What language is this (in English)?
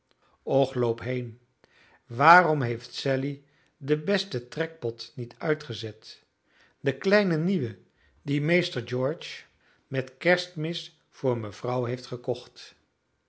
Dutch